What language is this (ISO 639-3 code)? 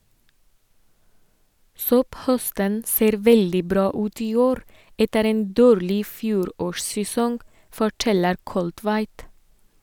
nor